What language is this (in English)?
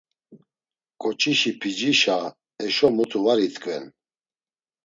Laz